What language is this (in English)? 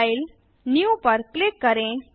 Hindi